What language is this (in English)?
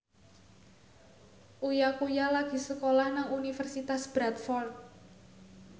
Javanese